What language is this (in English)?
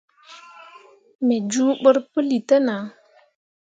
Mundang